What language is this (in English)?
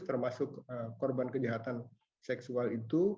Indonesian